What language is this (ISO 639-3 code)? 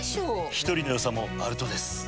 jpn